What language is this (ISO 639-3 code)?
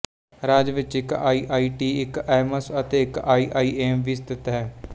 pan